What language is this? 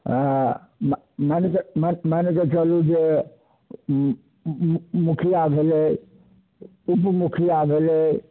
Maithili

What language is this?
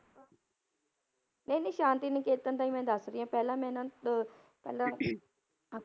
Punjabi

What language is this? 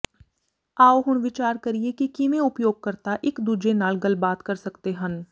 Punjabi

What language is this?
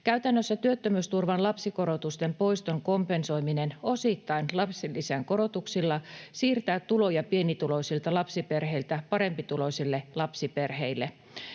Finnish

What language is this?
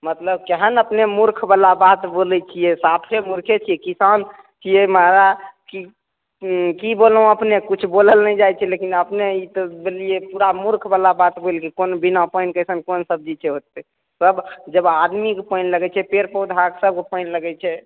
Maithili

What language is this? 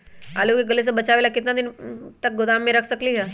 Magahi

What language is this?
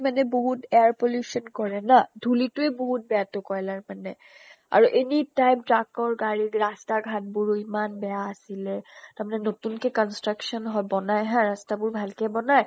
Assamese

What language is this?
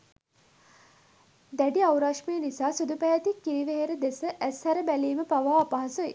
Sinhala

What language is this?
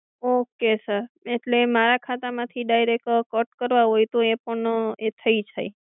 Gujarati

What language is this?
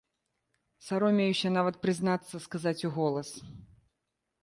Belarusian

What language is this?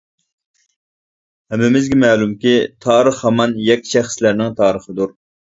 Uyghur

